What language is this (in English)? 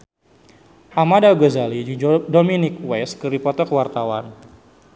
Sundanese